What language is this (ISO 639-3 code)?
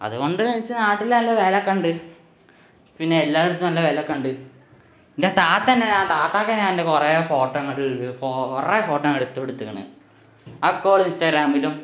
mal